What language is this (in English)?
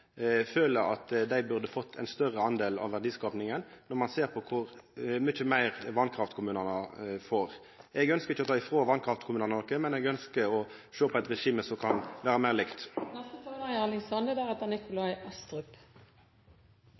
Norwegian Nynorsk